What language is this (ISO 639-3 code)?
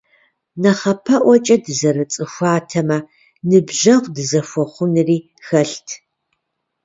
kbd